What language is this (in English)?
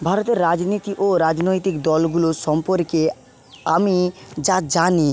Bangla